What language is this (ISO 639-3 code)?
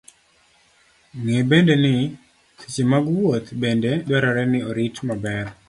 luo